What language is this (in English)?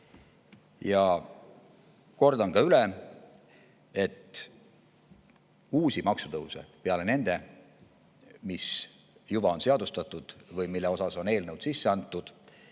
Estonian